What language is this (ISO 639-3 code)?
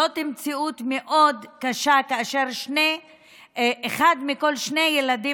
heb